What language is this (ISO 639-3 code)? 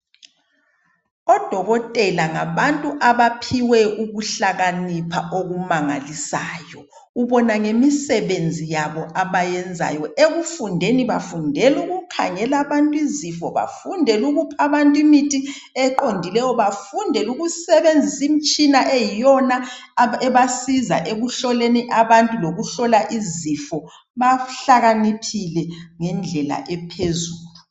nde